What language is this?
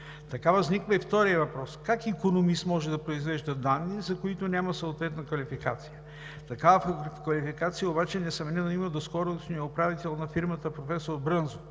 Bulgarian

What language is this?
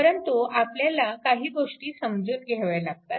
Marathi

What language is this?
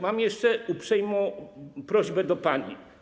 Polish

